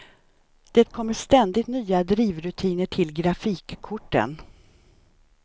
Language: Swedish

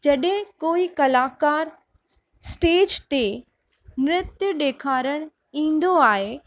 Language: Sindhi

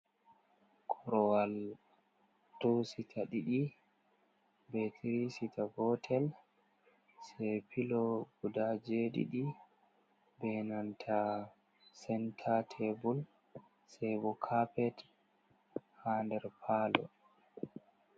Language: Fula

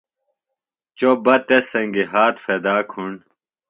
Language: Phalura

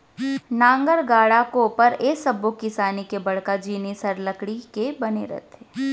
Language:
Chhattisgarhi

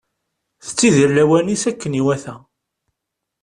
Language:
Kabyle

